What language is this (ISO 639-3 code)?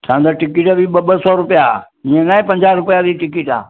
snd